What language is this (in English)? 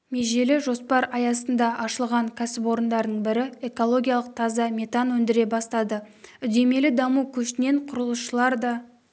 Kazakh